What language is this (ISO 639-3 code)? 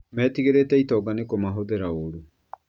kik